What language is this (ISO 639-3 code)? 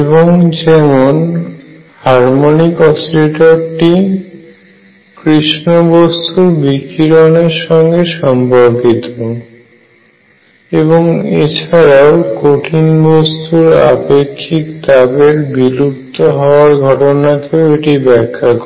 ben